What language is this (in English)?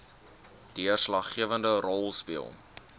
Afrikaans